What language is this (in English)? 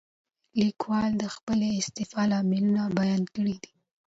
Pashto